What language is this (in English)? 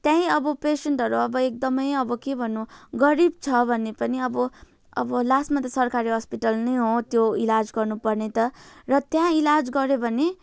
Nepali